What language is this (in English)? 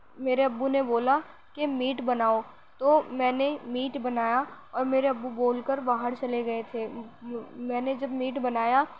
Urdu